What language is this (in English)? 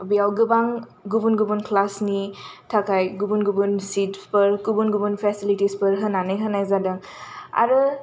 Bodo